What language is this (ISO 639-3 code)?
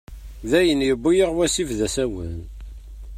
kab